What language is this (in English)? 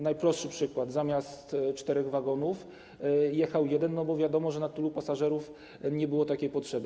Polish